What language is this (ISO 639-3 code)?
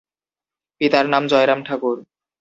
ben